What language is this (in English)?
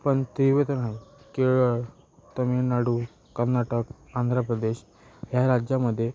Marathi